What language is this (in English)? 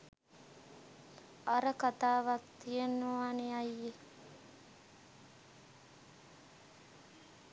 Sinhala